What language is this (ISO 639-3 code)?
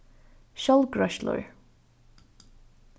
fao